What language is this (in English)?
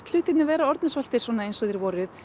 Icelandic